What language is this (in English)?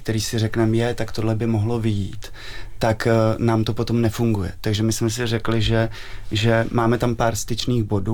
Czech